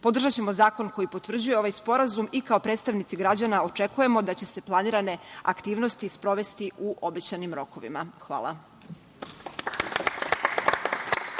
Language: Serbian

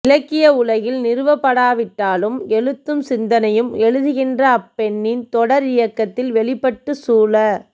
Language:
Tamil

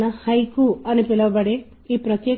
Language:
Telugu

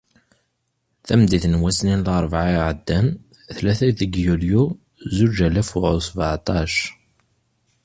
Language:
Kabyle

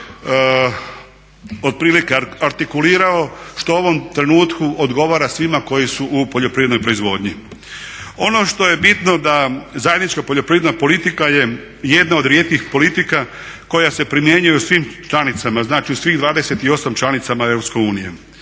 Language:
Croatian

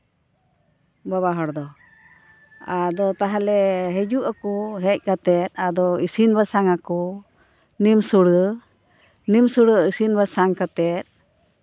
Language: Santali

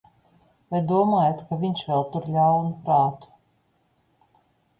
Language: Latvian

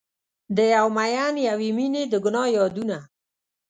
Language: Pashto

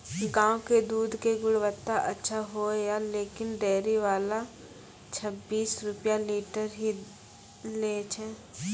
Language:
Maithili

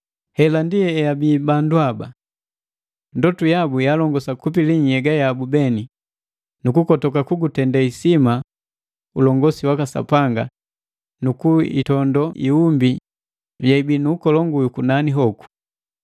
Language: Matengo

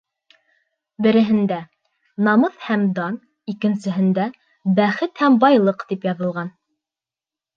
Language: Bashkir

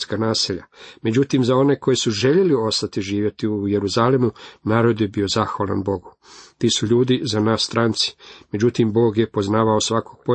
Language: Croatian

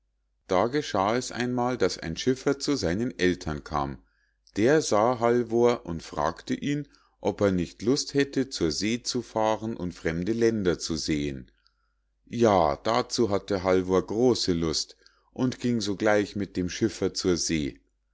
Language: German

